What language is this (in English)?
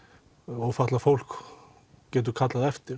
Icelandic